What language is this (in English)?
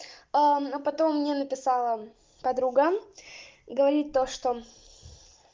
Russian